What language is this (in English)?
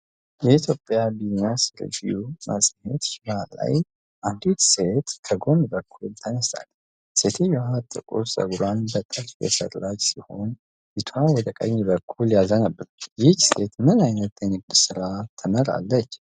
Amharic